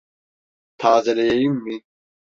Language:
Turkish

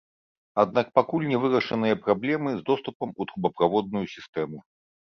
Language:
Belarusian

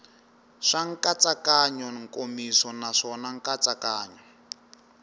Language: Tsonga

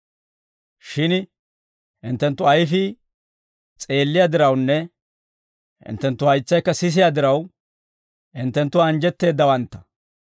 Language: Dawro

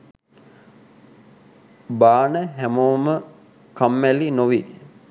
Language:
Sinhala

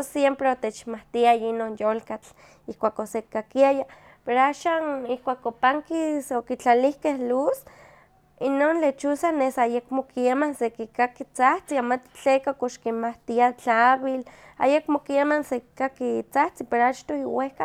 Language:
Huaxcaleca Nahuatl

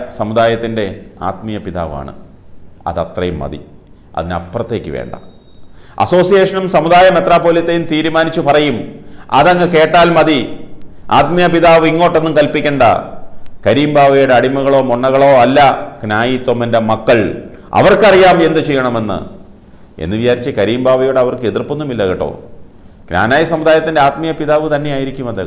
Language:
Korean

